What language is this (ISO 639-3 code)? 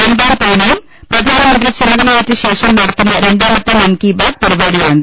mal